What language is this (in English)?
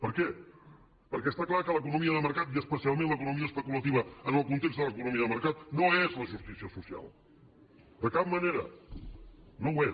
Catalan